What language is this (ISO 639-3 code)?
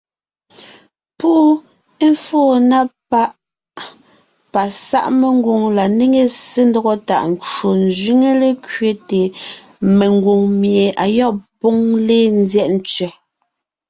nnh